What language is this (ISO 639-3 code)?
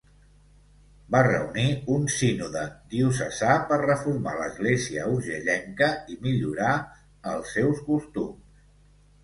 cat